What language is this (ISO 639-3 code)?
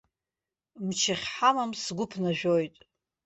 abk